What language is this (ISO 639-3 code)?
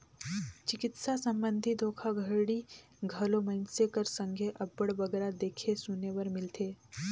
hne